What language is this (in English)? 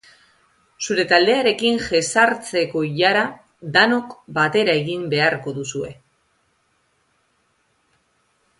Basque